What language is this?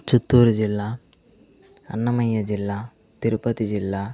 Telugu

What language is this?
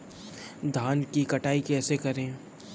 Hindi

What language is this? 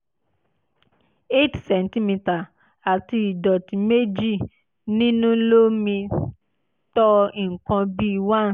Yoruba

